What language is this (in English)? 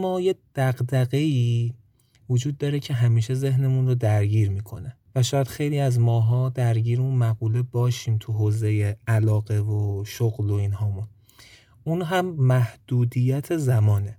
Persian